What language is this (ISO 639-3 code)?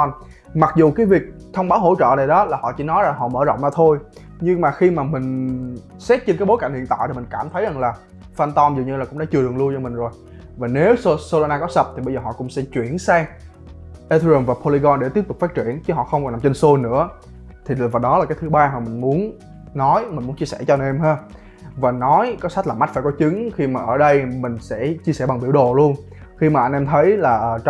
vie